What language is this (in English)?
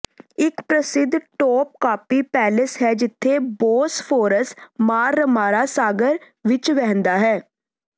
Punjabi